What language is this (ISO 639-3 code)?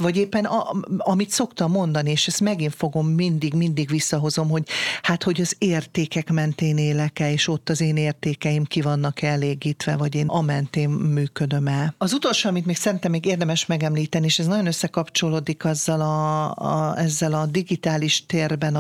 hun